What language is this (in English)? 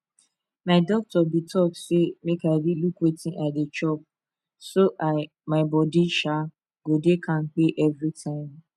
Nigerian Pidgin